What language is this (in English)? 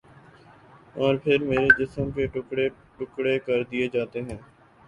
Urdu